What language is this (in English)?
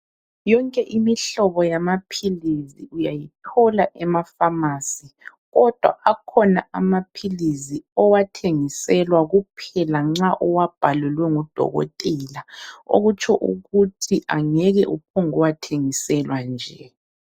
North Ndebele